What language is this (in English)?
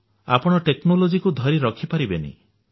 Odia